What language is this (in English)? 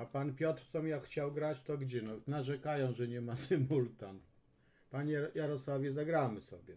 Polish